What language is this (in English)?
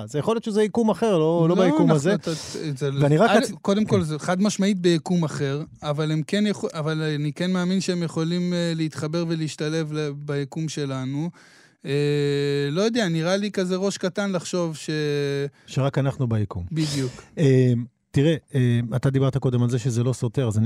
Hebrew